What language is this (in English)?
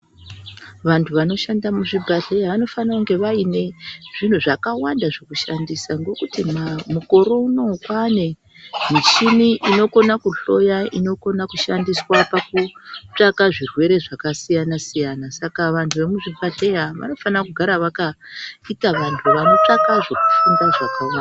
Ndau